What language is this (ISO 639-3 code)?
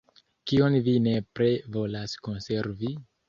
epo